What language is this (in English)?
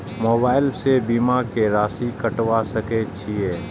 Maithili